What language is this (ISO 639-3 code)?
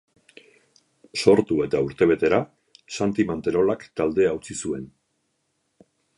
eus